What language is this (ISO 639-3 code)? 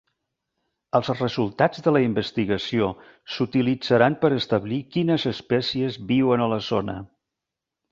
cat